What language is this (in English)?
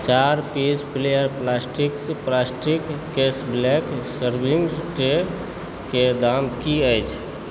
Maithili